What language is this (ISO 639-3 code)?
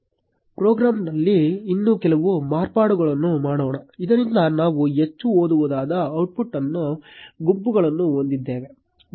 kan